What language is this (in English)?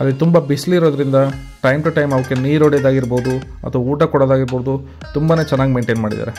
Kannada